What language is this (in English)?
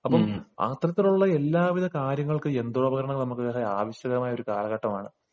Malayalam